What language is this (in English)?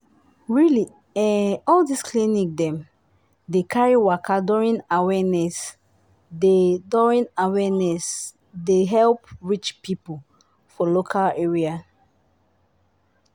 Nigerian Pidgin